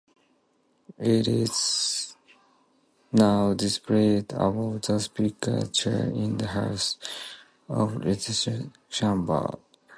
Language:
English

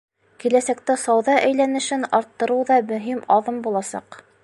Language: Bashkir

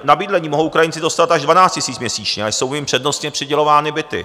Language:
Czech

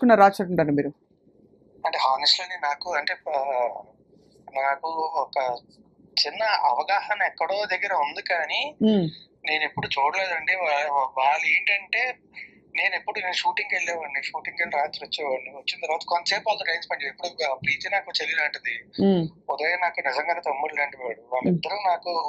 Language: Telugu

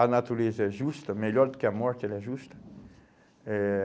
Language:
Portuguese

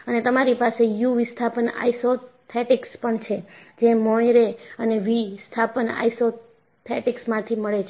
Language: Gujarati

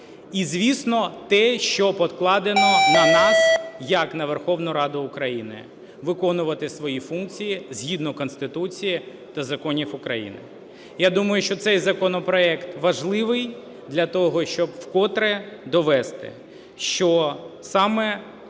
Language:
Ukrainian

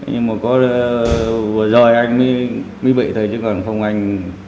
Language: Vietnamese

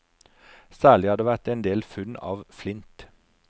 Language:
Norwegian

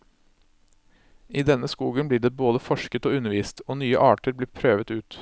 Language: Norwegian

